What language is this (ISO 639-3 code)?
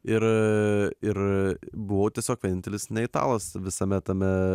lit